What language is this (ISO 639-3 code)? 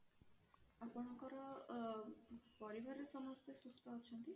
ori